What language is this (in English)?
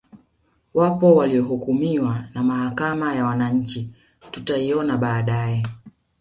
Swahili